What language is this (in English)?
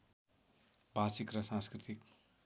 Nepali